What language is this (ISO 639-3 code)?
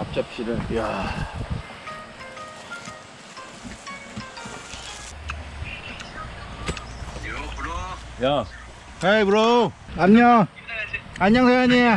kor